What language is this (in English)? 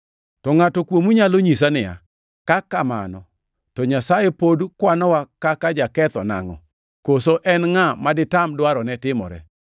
Luo (Kenya and Tanzania)